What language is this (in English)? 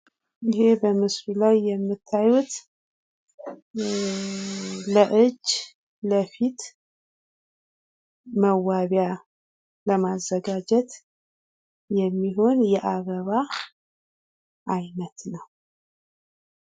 Amharic